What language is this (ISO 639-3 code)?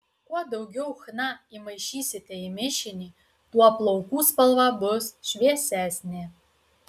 lit